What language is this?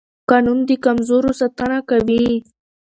Pashto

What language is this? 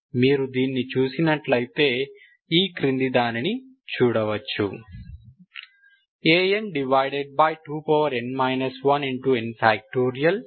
Telugu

